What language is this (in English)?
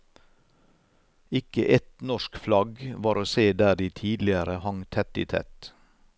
Norwegian